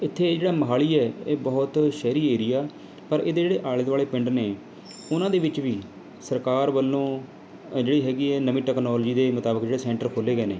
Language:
Punjabi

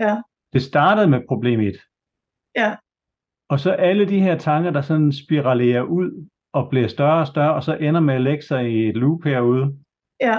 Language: Danish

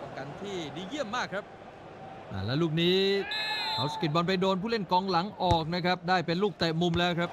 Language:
Thai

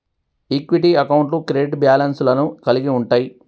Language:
Telugu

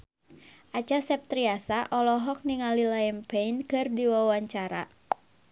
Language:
Sundanese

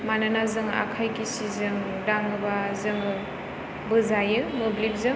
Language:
Bodo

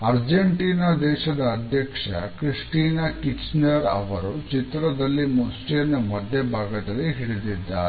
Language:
Kannada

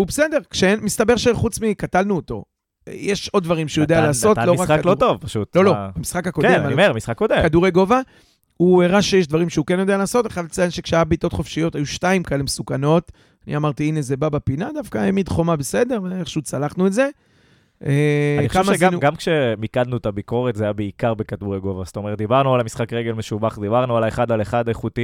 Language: Hebrew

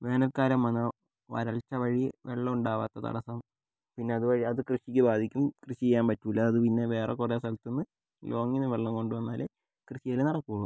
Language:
Malayalam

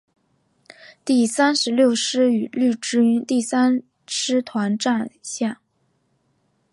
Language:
Chinese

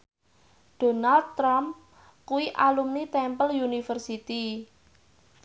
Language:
Javanese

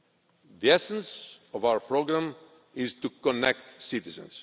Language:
English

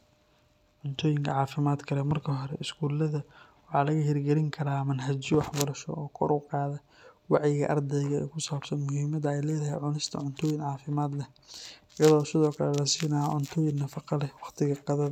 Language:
Somali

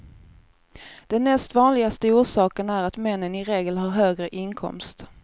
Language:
Swedish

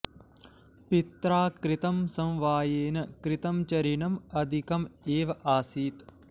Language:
Sanskrit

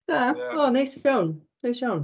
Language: Welsh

